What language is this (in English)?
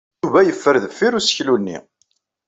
Kabyle